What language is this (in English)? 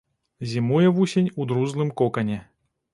Belarusian